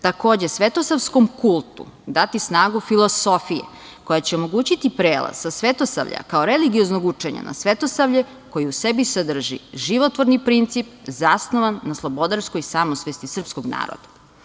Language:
Serbian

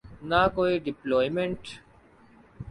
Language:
Urdu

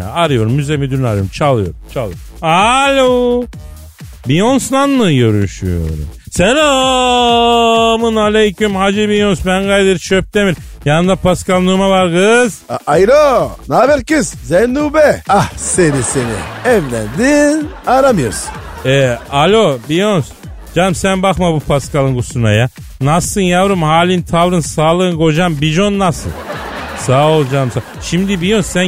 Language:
Turkish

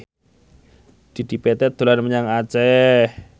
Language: Javanese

